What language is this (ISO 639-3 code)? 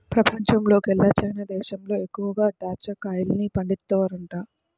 tel